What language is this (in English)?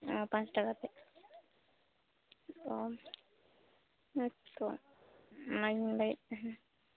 Santali